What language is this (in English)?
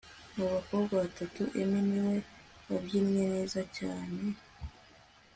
Kinyarwanda